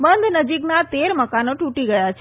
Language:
Gujarati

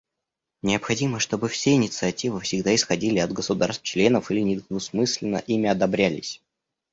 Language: Russian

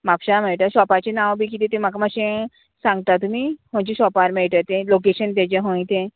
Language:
Konkani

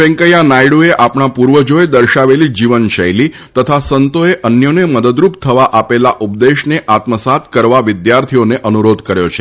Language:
Gujarati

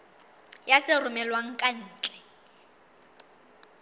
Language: Southern Sotho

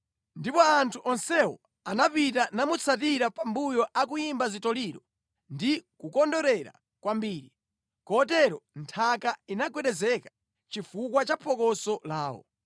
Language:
Nyanja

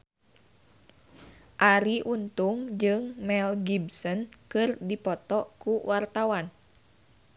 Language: Sundanese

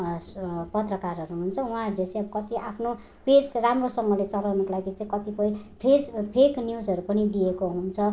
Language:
Nepali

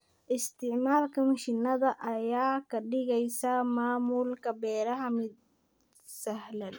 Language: Somali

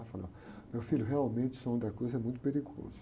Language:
Portuguese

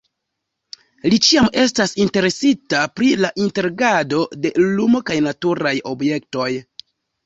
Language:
Esperanto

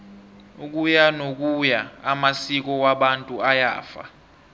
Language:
South Ndebele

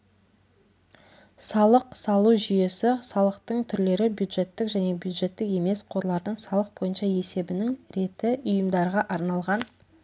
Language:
Kazakh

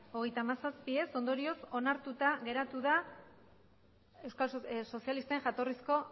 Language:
Basque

